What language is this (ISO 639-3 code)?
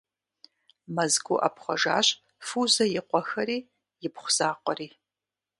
kbd